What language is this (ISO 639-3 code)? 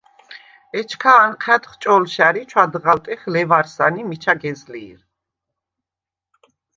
sva